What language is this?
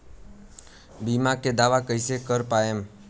Bhojpuri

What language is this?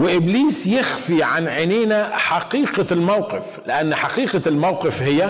Arabic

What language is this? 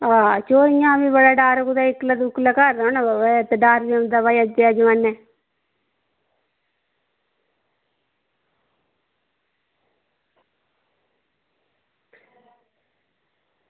Dogri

